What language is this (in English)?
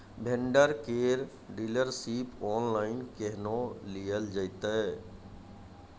Maithili